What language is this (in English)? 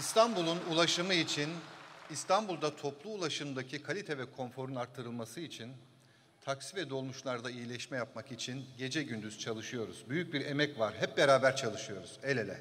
Turkish